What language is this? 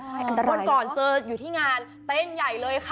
Thai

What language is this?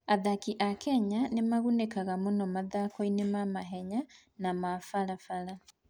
Kikuyu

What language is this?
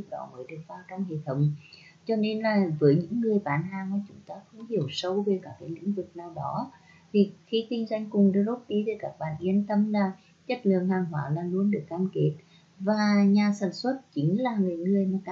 Vietnamese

